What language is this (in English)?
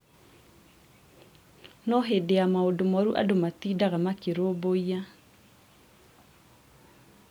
Kikuyu